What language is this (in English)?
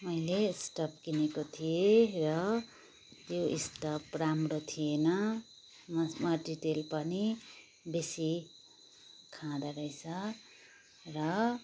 Nepali